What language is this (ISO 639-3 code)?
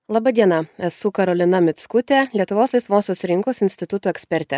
lit